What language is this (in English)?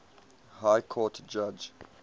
English